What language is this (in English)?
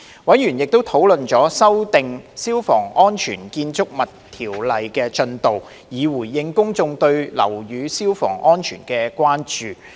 Cantonese